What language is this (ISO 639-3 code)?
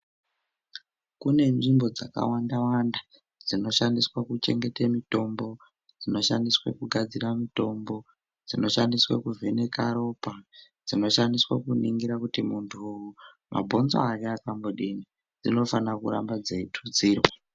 ndc